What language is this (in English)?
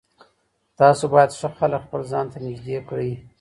Pashto